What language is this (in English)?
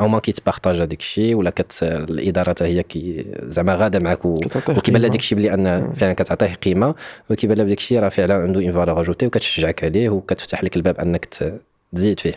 Arabic